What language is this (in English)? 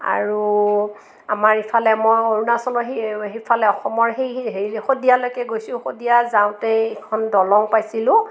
Assamese